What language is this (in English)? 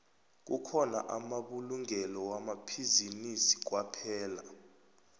South Ndebele